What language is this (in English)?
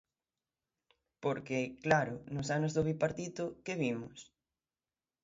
Galician